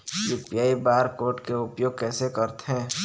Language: Chhattisgarhi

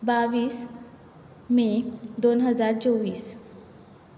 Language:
Konkani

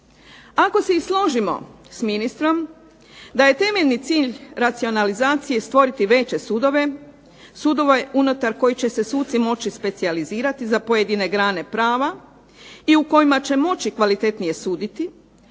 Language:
Croatian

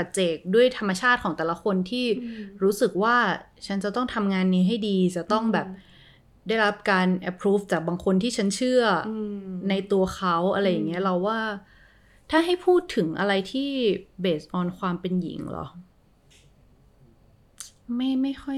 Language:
Thai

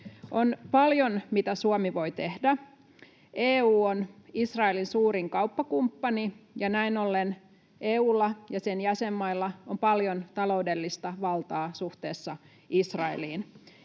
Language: Finnish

